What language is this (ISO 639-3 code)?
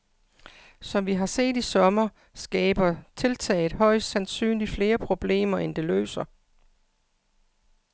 dan